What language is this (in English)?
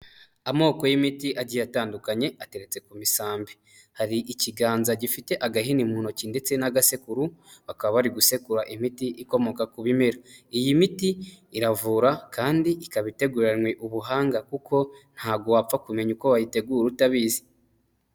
Kinyarwanda